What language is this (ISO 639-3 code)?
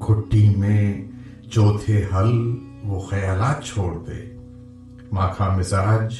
urd